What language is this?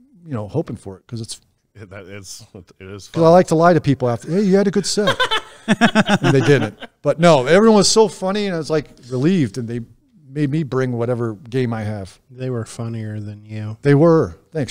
English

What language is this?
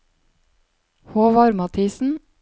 Norwegian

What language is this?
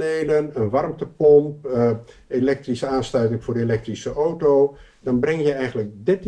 Dutch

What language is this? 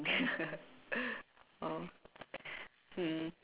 English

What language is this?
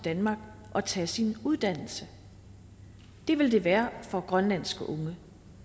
Danish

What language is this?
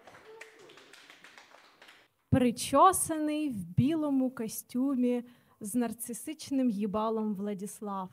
Ukrainian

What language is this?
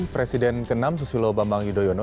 Indonesian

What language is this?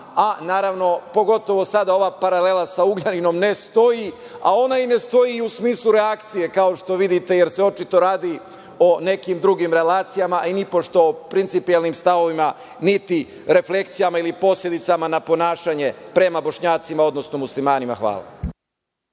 Serbian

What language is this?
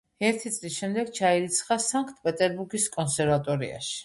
Georgian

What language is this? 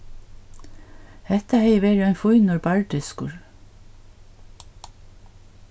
Faroese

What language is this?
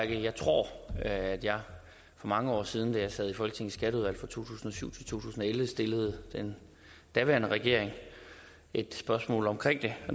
Danish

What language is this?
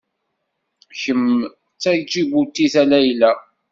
Kabyle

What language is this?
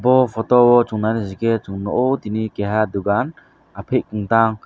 Kok Borok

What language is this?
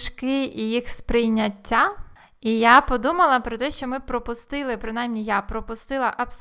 Ukrainian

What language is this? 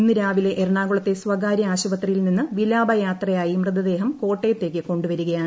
Malayalam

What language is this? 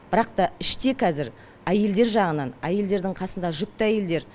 Kazakh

